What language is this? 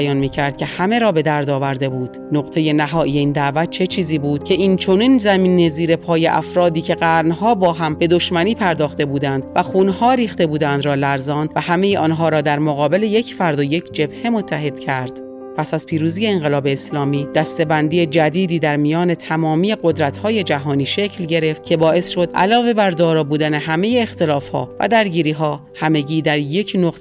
Persian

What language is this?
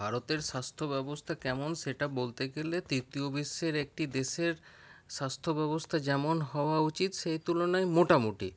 Bangla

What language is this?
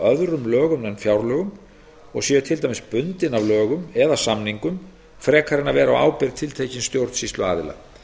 Icelandic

